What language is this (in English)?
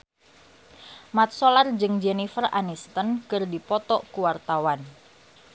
Sundanese